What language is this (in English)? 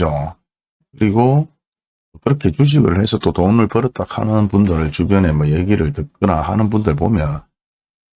Korean